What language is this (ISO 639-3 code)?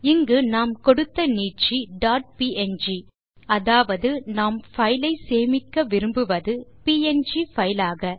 tam